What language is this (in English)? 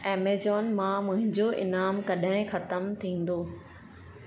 Sindhi